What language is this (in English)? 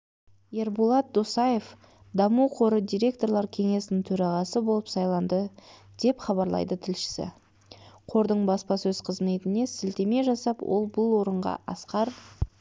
Kazakh